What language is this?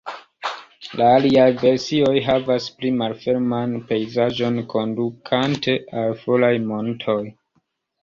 Esperanto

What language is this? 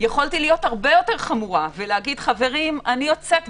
Hebrew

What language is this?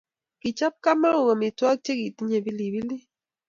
Kalenjin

